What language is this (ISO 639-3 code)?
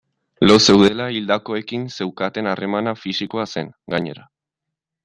eus